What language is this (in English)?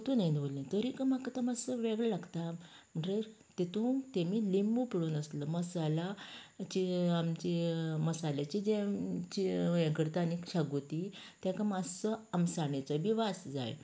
Konkani